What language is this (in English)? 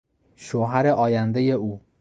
Persian